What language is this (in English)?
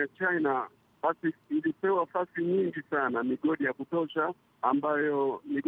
Swahili